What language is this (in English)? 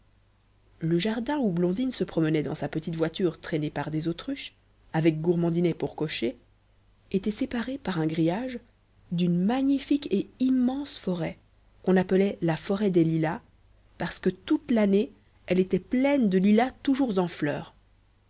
French